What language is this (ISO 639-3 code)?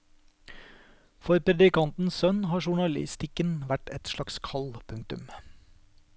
nor